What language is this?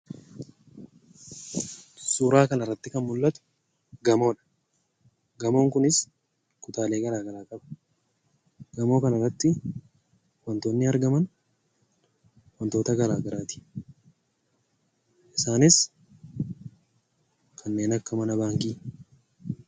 Oromo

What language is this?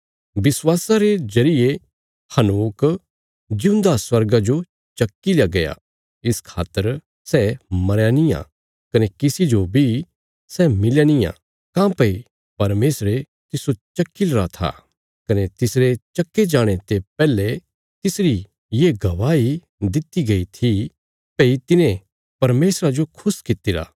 Bilaspuri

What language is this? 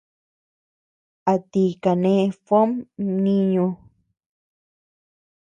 Tepeuxila Cuicatec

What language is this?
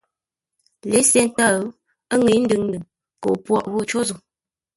Ngombale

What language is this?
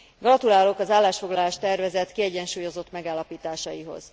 Hungarian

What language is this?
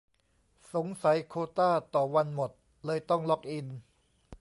Thai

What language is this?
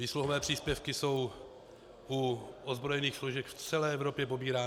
Czech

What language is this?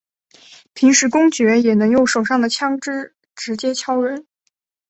Chinese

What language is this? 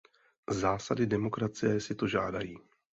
Czech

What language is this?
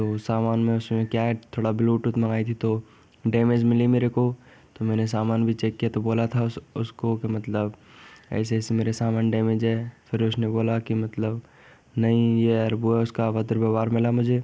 Hindi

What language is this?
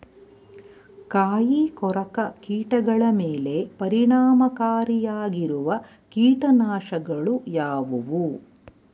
Kannada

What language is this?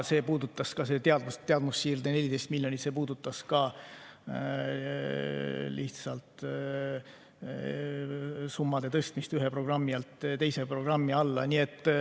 Estonian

